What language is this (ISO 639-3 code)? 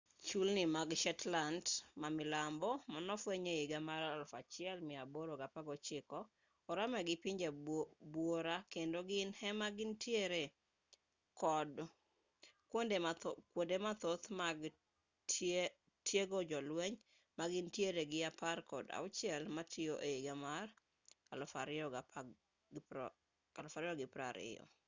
luo